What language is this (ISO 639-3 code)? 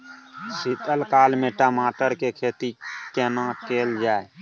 mai